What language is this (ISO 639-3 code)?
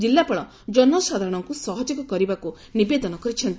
ori